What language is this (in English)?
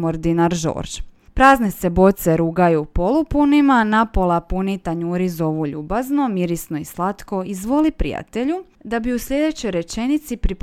Croatian